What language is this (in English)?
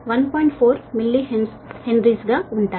Telugu